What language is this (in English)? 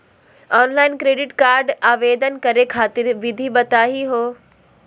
Magahi